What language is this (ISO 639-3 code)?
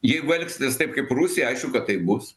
lit